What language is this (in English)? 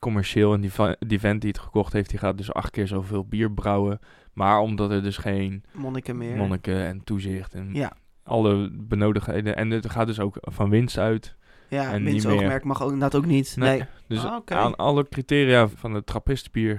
Dutch